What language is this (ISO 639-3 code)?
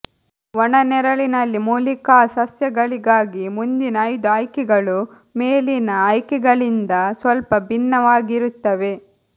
kan